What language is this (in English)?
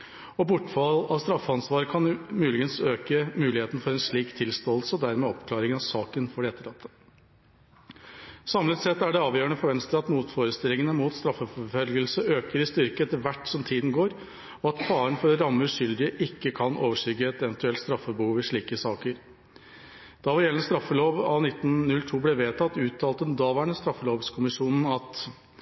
Norwegian Bokmål